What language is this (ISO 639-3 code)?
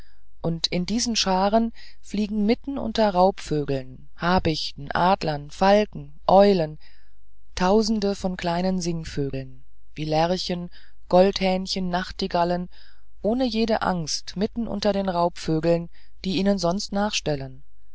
deu